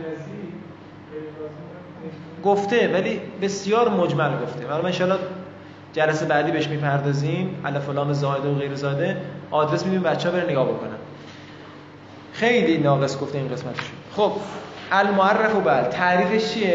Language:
Persian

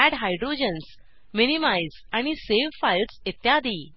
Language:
Marathi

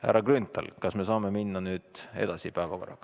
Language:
Estonian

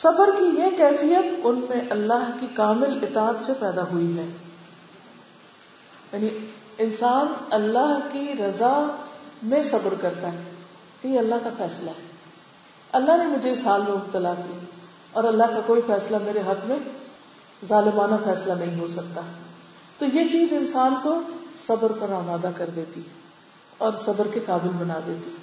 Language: Urdu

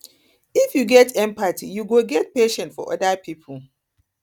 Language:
Nigerian Pidgin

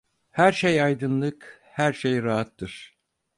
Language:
Turkish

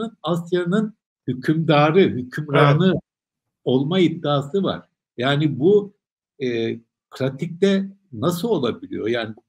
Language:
Turkish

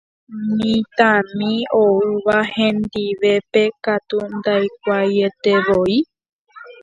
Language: Guarani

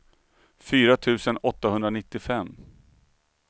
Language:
Swedish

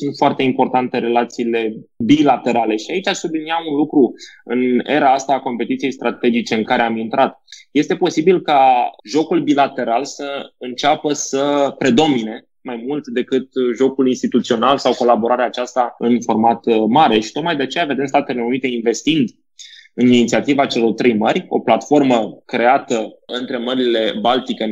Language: Romanian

